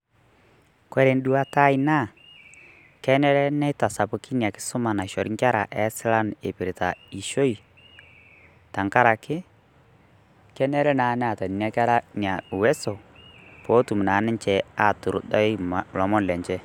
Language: Masai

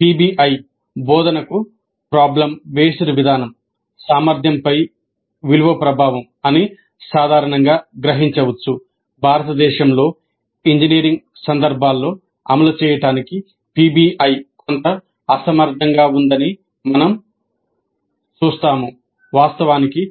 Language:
Telugu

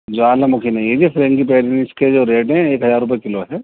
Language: Urdu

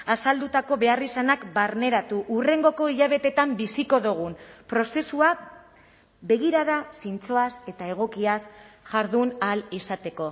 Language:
Basque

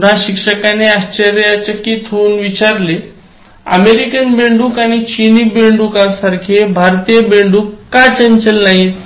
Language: Marathi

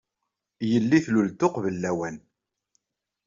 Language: Kabyle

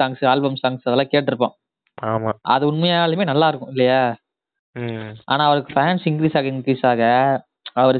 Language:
Tamil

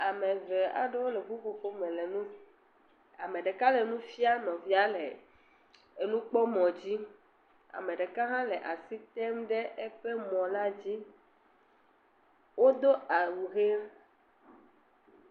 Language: Ewe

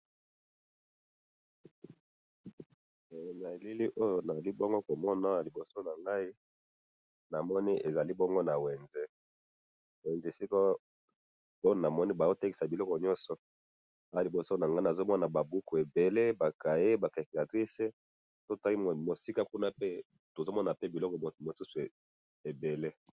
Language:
Lingala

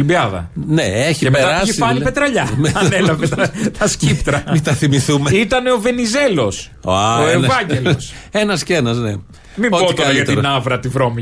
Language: Greek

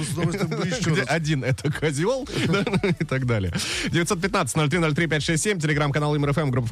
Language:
Russian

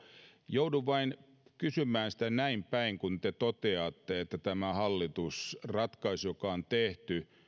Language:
Finnish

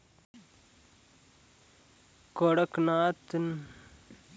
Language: Chhattisgarhi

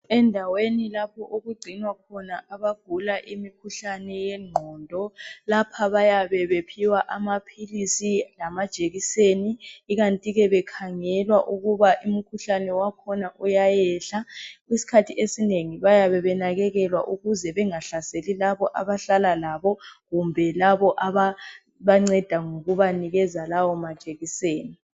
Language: North Ndebele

